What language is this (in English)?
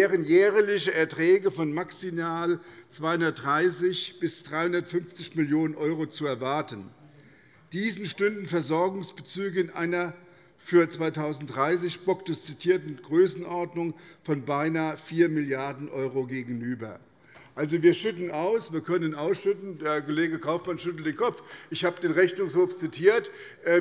German